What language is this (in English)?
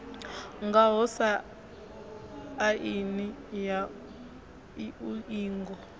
Venda